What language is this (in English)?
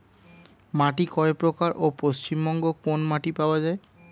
Bangla